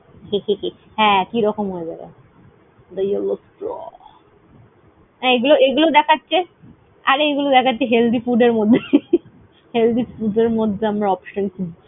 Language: Bangla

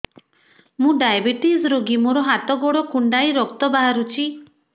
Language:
Odia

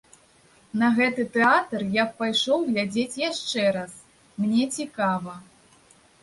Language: Belarusian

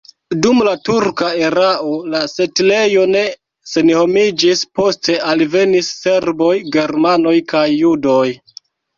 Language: Esperanto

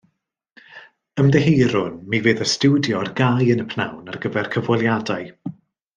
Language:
Welsh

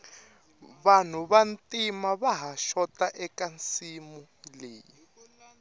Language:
Tsonga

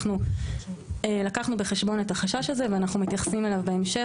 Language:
Hebrew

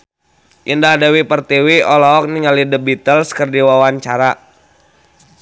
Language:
Sundanese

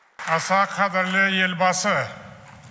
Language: Kazakh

